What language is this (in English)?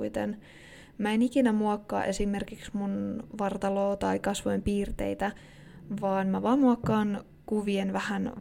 Finnish